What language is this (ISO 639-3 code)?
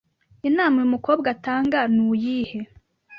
kin